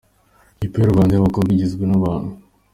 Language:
Kinyarwanda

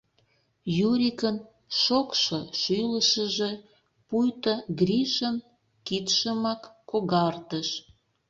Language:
Mari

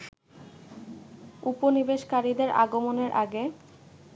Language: Bangla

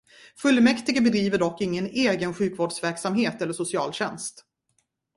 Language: Swedish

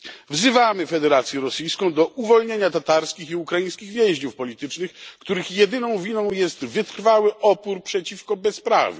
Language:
Polish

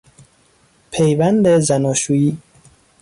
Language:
Persian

